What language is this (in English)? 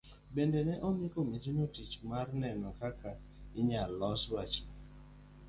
Luo (Kenya and Tanzania)